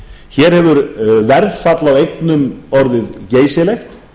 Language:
Icelandic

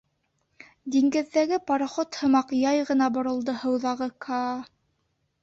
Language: Bashkir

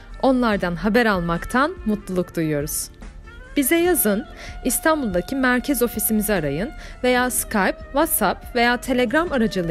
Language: Turkish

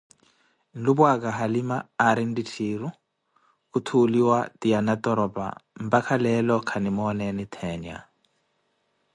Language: Koti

